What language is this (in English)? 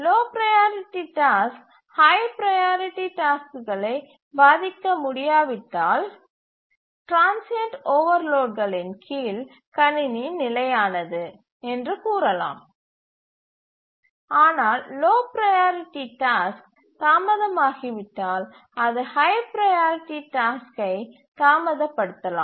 Tamil